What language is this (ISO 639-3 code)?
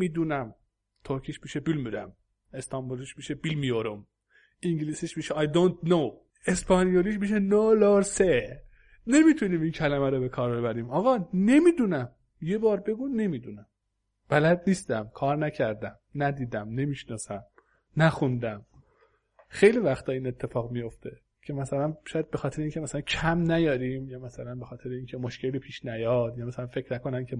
fas